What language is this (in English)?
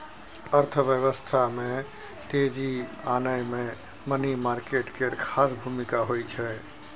Maithili